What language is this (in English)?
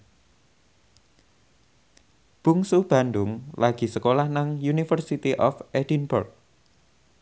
Javanese